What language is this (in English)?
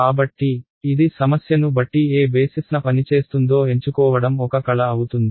Telugu